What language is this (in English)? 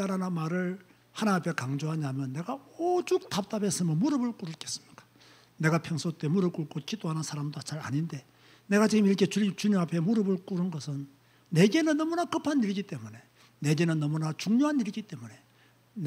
Korean